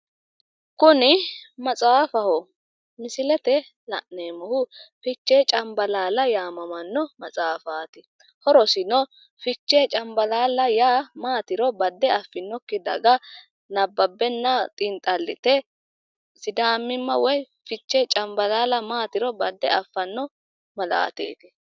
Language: Sidamo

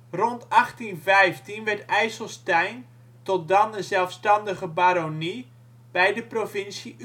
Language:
Dutch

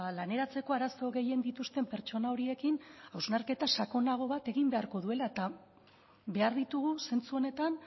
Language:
Basque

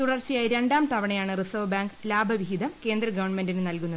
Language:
Malayalam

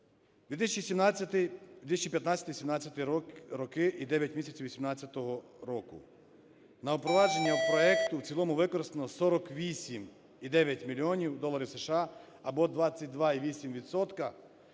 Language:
Ukrainian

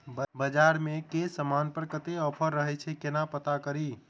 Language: Maithili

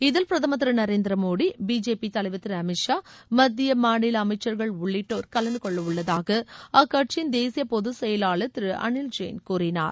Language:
Tamil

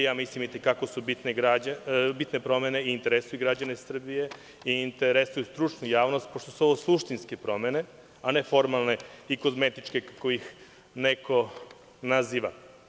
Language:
Serbian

